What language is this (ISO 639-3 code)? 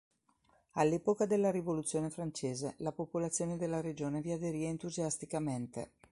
ita